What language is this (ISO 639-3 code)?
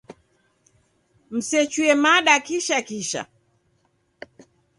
dav